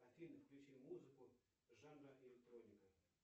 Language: Russian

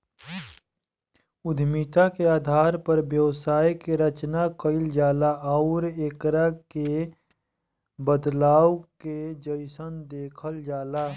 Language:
Bhojpuri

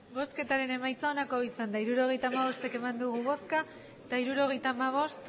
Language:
Basque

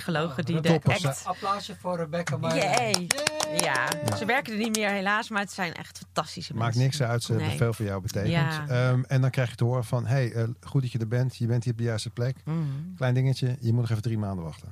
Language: Dutch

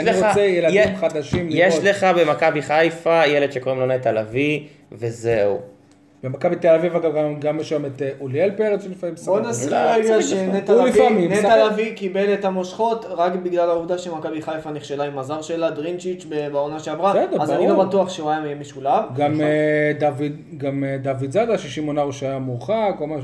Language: Hebrew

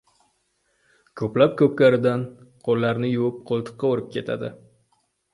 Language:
Uzbek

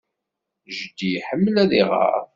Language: Kabyle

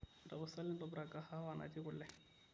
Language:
Masai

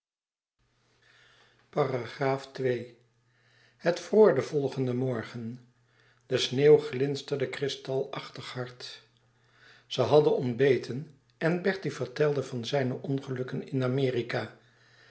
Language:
Dutch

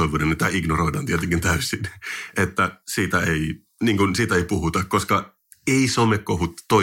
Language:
Finnish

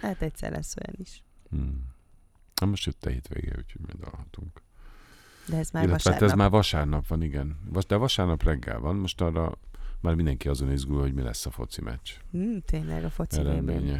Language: Hungarian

